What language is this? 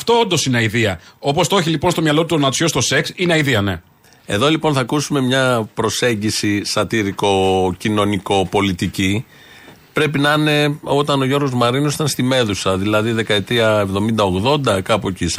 Greek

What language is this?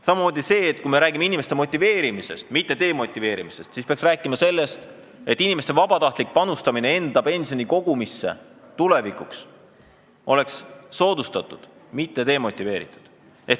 Estonian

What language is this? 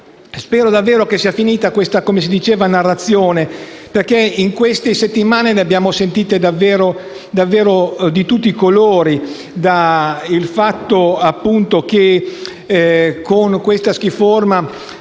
Italian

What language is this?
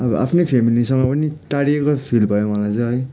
Nepali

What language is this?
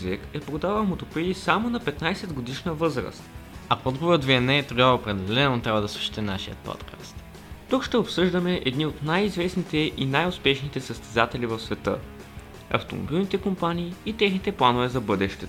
Bulgarian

